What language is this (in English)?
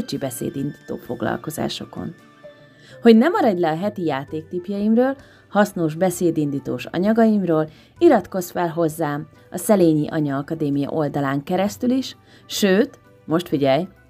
Hungarian